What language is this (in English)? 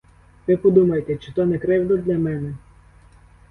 Ukrainian